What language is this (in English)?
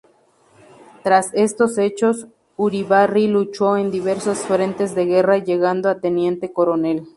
Spanish